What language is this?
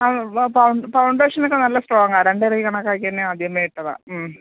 Malayalam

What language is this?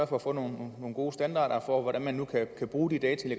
Danish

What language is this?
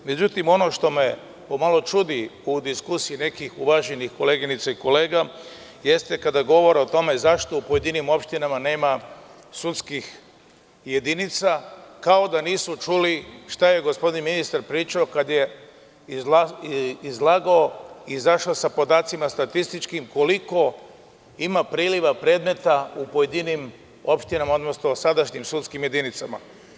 Serbian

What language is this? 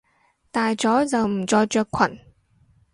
Cantonese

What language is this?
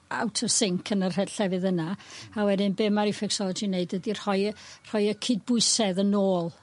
Welsh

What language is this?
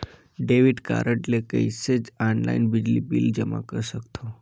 Chhattisgarhi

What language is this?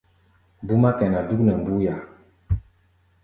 Gbaya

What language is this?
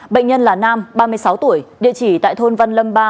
Vietnamese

